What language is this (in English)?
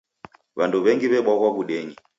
Taita